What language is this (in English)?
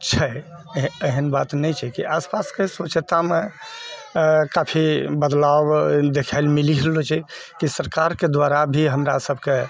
Maithili